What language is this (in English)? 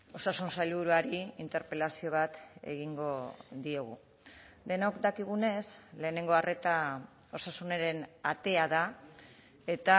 Basque